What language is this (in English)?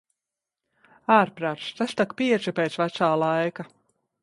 Latvian